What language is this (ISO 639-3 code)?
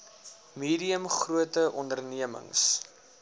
afr